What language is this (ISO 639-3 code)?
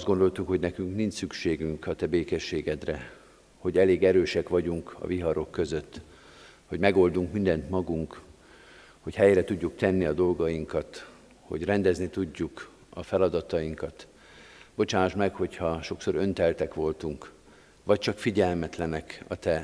hun